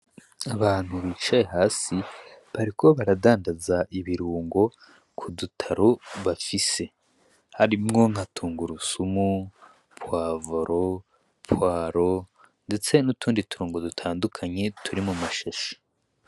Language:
Rundi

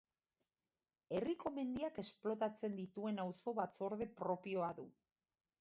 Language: Basque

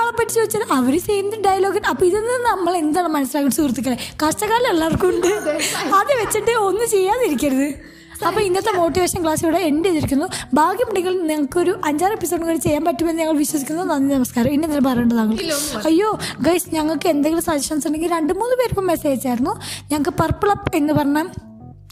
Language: Malayalam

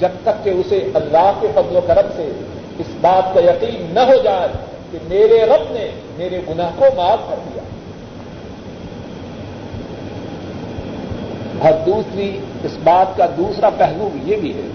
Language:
Urdu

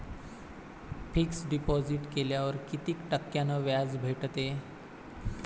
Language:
Marathi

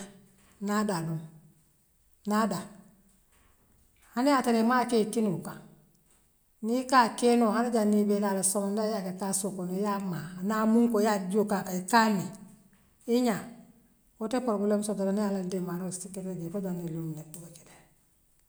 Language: Western Maninkakan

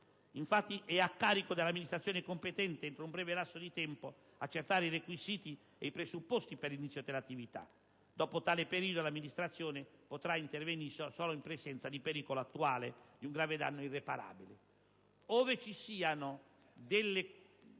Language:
Italian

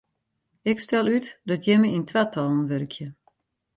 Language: Western Frisian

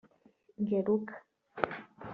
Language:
Kinyarwanda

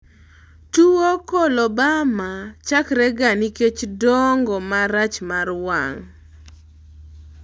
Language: Luo (Kenya and Tanzania)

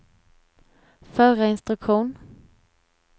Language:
Swedish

